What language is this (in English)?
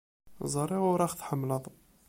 Kabyle